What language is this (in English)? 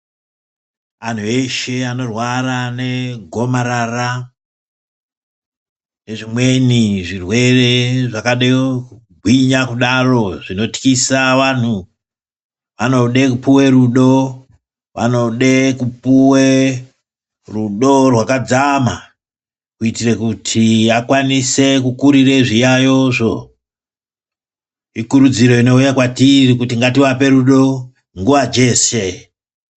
Ndau